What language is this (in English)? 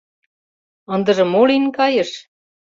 Mari